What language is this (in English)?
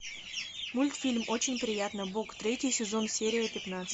Russian